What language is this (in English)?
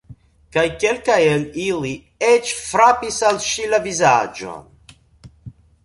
Esperanto